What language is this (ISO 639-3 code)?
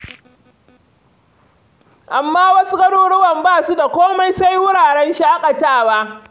hau